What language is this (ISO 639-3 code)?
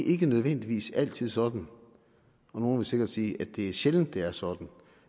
dan